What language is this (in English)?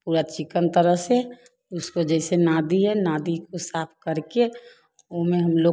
Hindi